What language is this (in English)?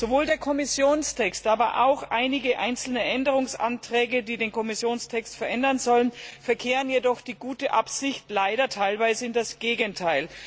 German